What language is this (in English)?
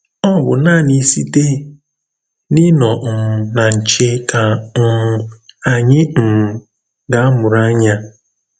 Igbo